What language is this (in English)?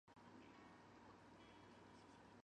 Chinese